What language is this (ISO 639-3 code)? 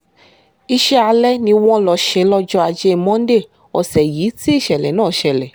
yor